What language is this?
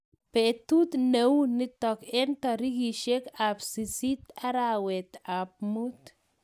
Kalenjin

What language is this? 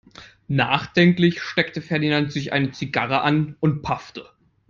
German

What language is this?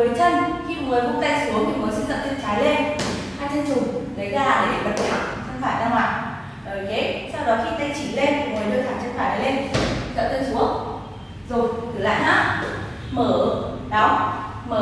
Vietnamese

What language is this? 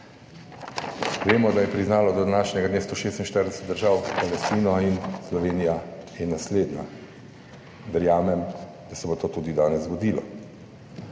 Slovenian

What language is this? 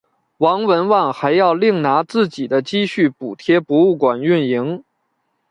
Chinese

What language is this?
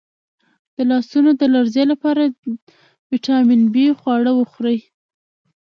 Pashto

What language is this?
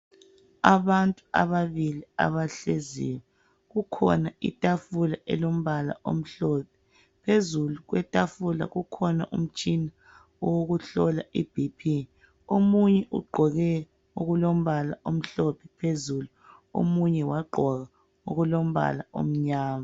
North Ndebele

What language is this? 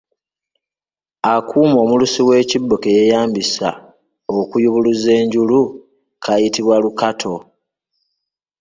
Ganda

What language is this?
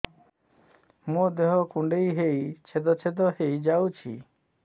Odia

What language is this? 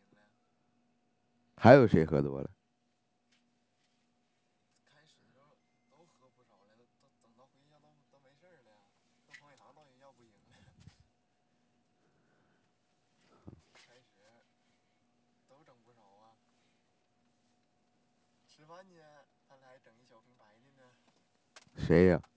Chinese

